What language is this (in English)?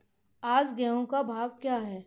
Hindi